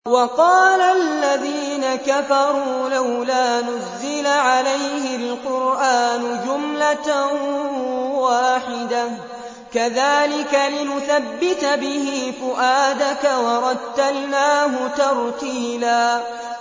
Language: Arabic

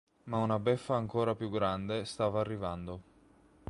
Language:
Italian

